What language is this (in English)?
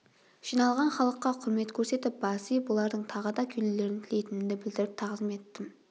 Kazakh